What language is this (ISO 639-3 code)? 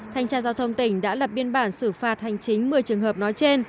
vie